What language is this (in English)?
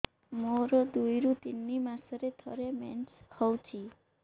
Odia